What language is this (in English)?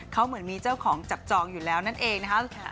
Thai